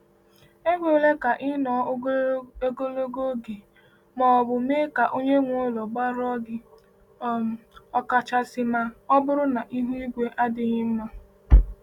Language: Igbo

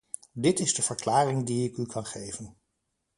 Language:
Dutch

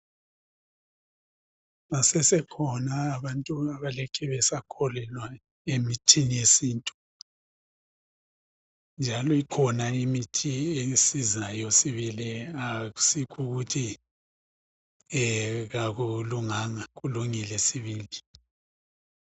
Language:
North Ndebele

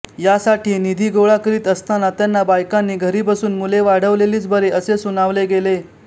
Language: Marathi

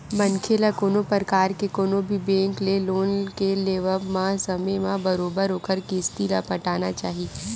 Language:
Chhattisgarhi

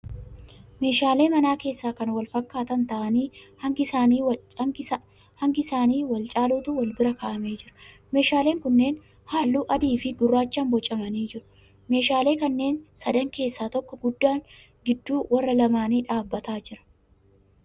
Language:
Oromo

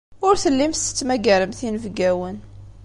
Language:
Kabyle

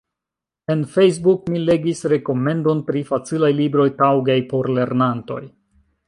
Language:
Esperanto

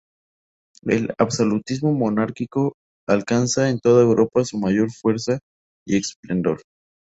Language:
Spanish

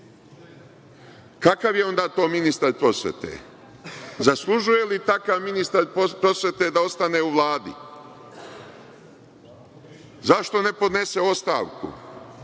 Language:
Serbian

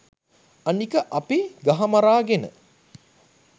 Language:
Sinhala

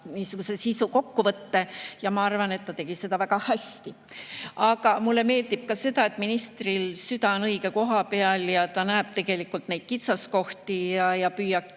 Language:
Estonian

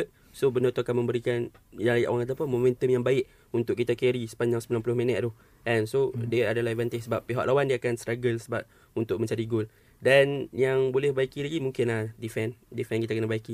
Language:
Malay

